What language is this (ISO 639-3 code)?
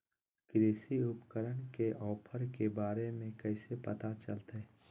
mag